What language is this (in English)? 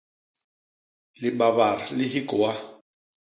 Basaa